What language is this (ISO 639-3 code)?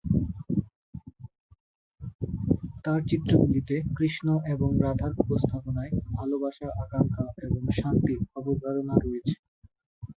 ben